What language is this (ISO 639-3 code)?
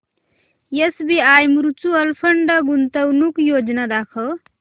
mar